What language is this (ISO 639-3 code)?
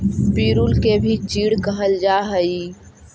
mag